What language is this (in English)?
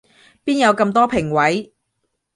Cantonese